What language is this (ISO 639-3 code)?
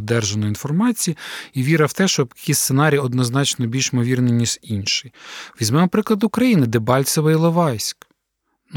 ukr